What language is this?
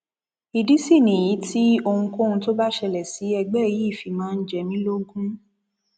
Yoruba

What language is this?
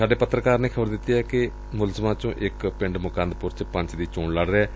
Punjabi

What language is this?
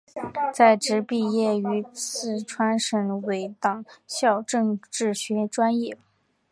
Chinese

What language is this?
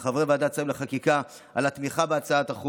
Hebrew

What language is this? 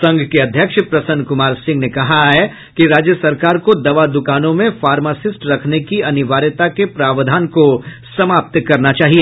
Hindi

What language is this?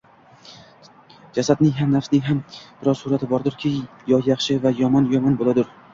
Uzbek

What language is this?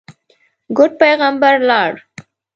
Pashto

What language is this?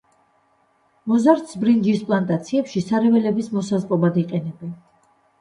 Georgian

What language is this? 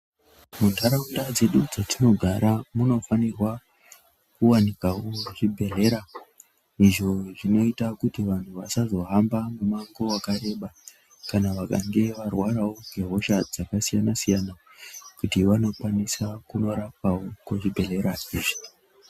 Ndau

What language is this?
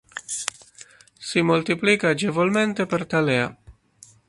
Italian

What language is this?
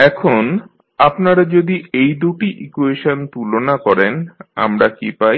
Bangla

